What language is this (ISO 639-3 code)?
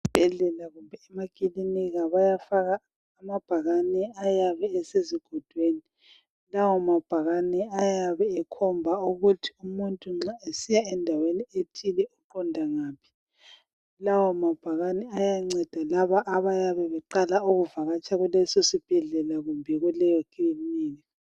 nde